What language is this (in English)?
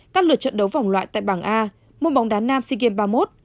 Vietnamese